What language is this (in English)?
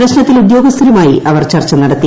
Malayalam